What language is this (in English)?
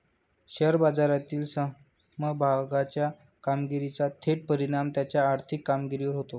Marathi